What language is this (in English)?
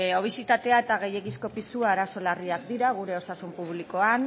Basque